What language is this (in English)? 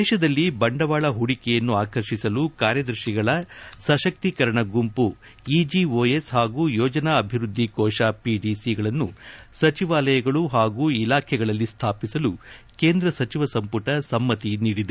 Kannada